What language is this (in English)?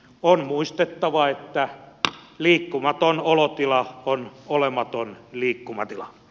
Finnish